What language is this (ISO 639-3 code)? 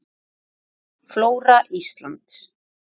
isl